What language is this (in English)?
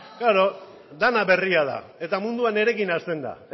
Basque